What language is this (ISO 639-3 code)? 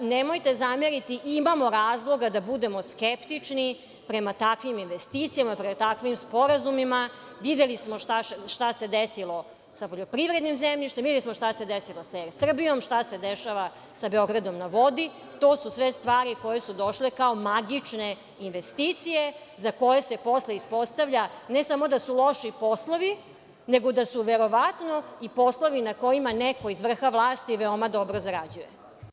srp